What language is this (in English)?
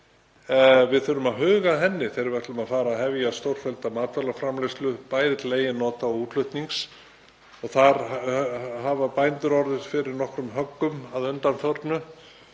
Icelandic